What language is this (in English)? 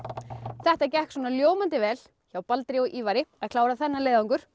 Icelandic